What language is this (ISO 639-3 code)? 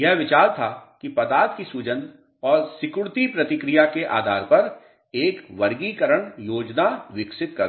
hin